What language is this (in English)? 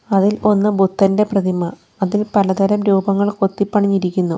Malayalam